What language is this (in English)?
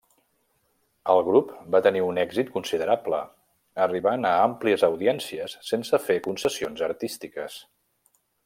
Catalan